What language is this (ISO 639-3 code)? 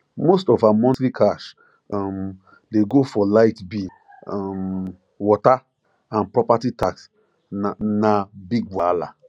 pcm